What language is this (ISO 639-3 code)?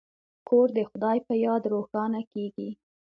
pus